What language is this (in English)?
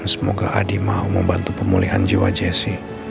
Indonesian